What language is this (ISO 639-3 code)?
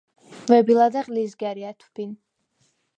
sva